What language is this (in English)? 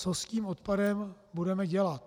Czech